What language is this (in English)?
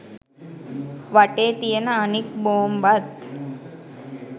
Sinhala